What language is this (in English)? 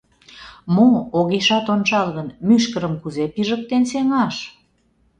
Mari